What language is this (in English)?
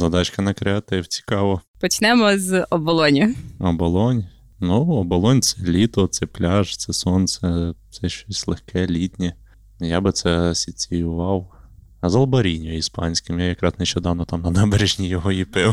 Ukrainian